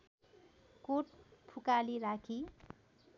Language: Nepali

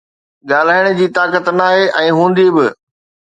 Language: Sindhi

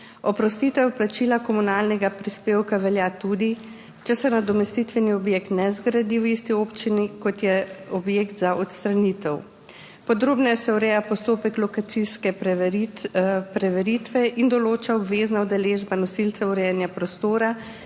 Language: Slovenian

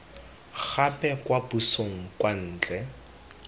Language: Tswana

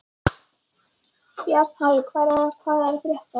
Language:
Icelandic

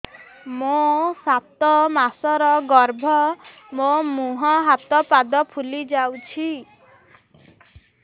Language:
Odia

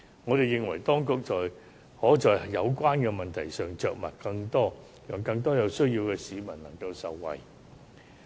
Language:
Cantonese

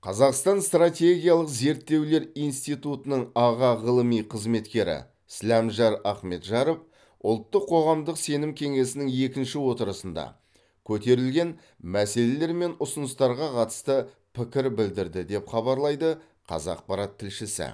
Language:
Kazakh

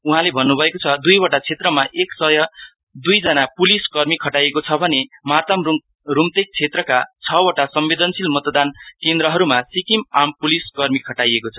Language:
Nepali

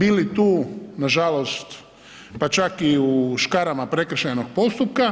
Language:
Croatian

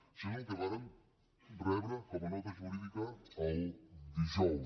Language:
Catalan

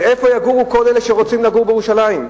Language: Hebrew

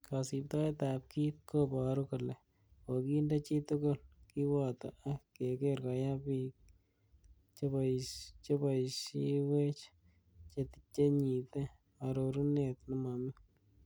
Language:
Kalenjin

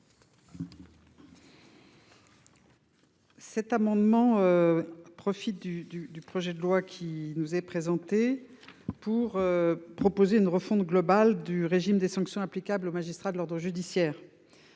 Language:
French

